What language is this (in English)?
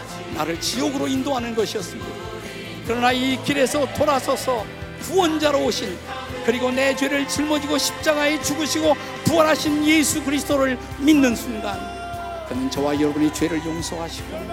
Korean